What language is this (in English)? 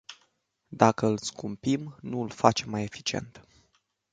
Romanian